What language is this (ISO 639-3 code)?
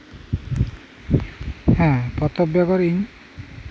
sat